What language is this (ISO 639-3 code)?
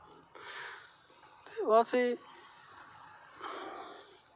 doi